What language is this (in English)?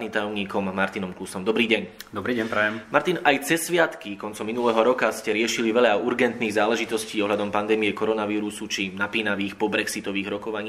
Slovak